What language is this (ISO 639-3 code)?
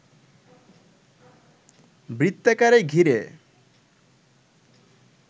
ben